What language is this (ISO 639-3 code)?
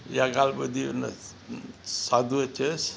snd